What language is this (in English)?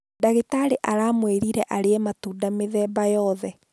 Kikuyu